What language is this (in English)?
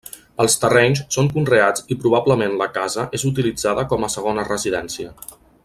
Catalan